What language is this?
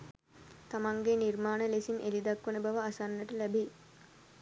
Sinhala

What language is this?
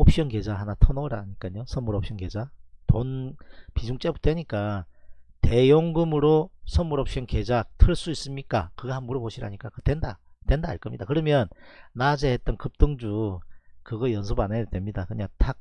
Korean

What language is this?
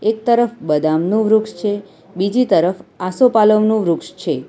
Gujarati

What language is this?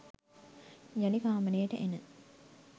Sinhala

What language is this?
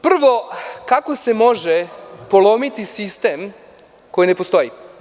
Serbian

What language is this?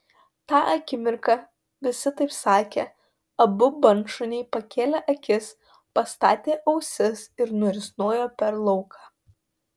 Lithuanian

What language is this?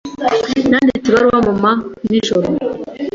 Kinyarwanda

